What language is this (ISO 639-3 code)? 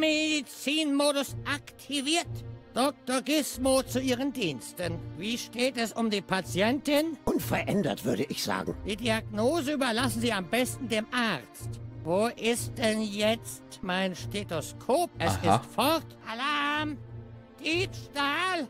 deu